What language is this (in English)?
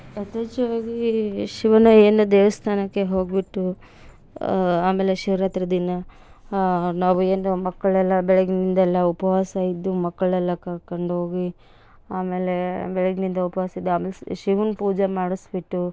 Kannada